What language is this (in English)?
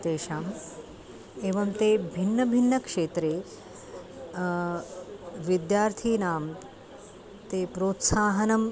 Sanskrit